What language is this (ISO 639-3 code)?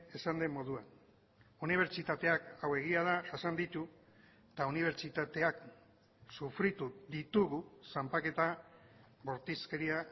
eus